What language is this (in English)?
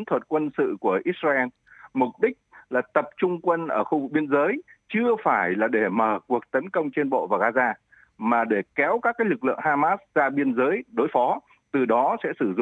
Vietnamese